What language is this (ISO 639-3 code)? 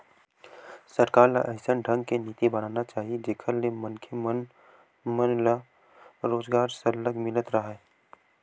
hne